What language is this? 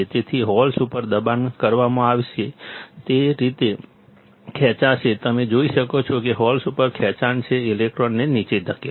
Gujarati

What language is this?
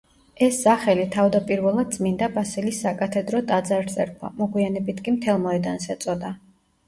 Georgian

